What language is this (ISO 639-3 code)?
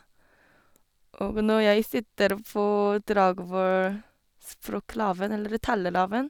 nor